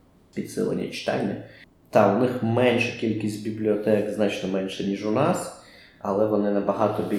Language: Ukrainian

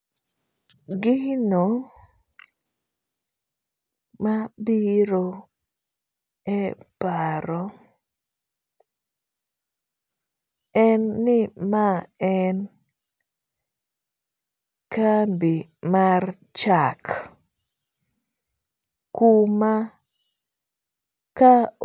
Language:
Luo (Kenya and Tanzania)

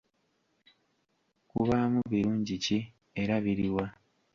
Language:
Ganda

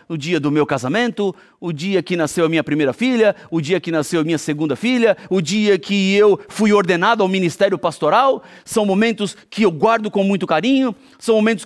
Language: Portuguese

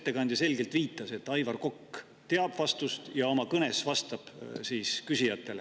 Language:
Estonian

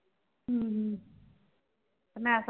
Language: Punjabi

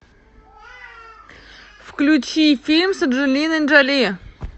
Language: Russian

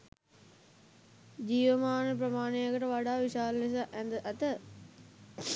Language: Sinhala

